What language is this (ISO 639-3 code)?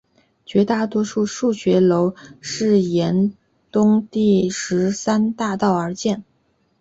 zho